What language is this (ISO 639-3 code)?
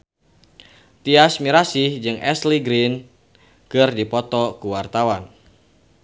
sun